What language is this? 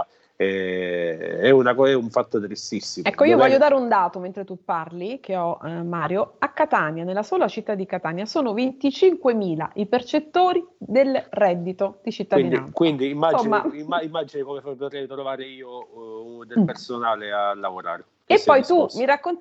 Italian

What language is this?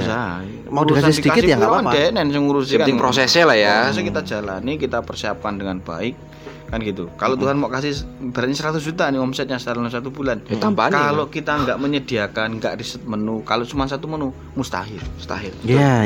Indonesian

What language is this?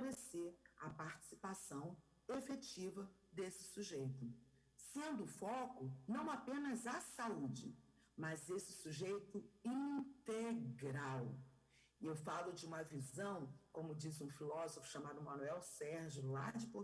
Portuguese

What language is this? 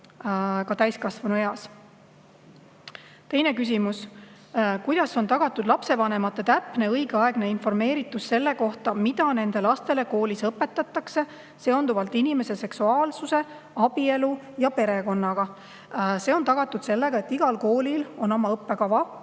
Estonian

